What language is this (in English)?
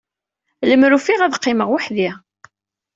Kabyle